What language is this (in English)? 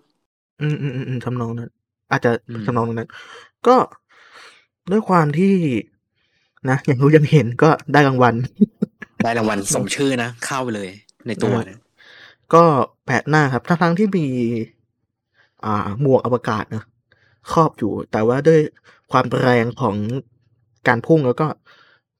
Thai